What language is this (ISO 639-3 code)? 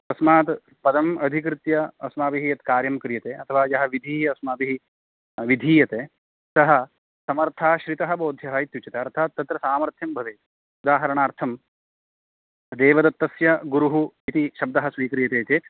san